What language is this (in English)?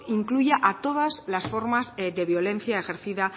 Spanish